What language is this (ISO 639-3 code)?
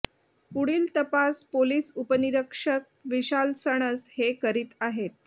mar